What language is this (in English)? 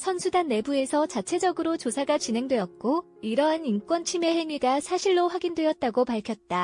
Korean